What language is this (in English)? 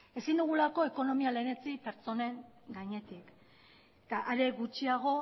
Basque